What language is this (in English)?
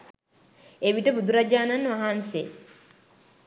Sinhala